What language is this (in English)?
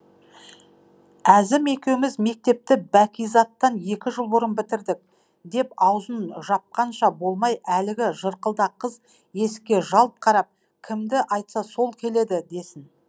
Kazakh